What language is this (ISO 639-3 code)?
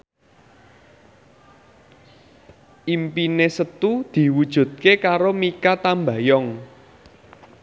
jav